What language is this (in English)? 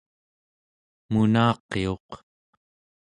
Central Yupik